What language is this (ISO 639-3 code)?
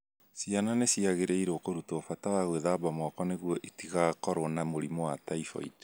kik